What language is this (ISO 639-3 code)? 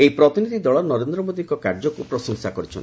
ori